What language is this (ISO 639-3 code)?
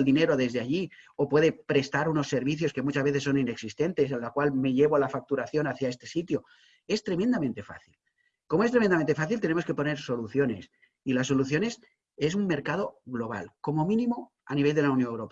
spa